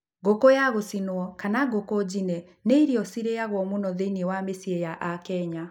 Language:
Kikuyu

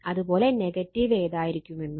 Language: Malayalam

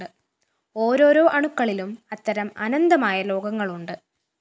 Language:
Malayalam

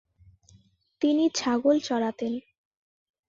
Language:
Bangla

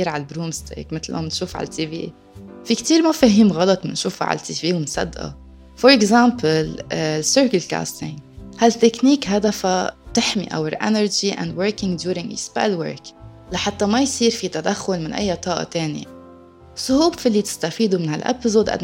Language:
Arabic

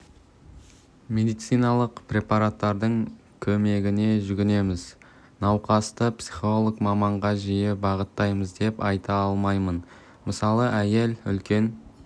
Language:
Kazakh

